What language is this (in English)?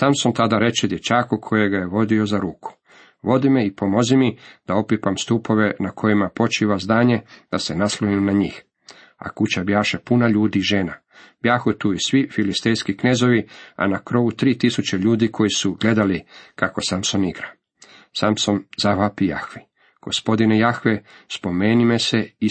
Croatian